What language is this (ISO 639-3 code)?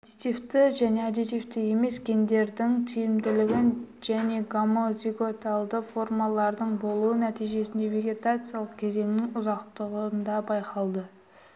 kaz